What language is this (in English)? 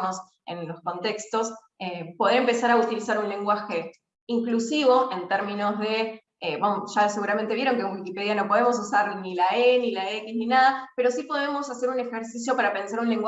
Spanish